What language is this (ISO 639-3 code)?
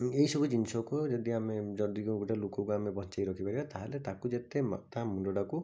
ori